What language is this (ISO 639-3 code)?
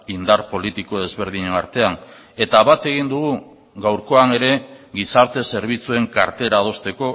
eus